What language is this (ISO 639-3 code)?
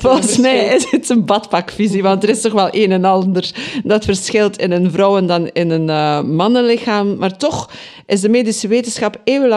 nld